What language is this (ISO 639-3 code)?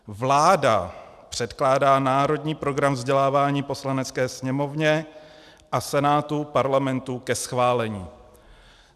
ces